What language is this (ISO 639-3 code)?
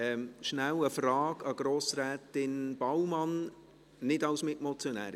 gsw